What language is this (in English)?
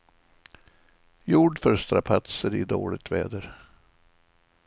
Swedish